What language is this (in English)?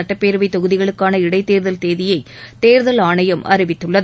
Tamil